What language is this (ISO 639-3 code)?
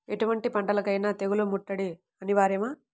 tel